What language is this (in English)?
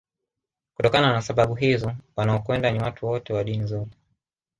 Swahili